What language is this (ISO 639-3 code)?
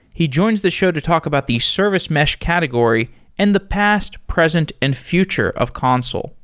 eng